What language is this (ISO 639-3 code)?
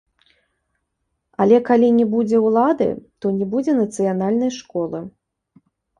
bel